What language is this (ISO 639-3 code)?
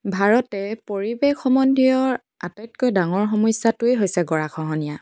asm